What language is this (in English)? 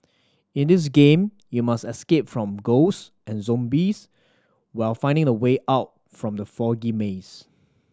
English